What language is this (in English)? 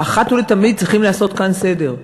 Hebrew